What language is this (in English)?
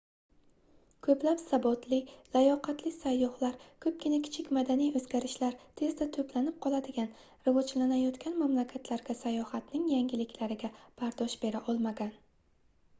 Uzbek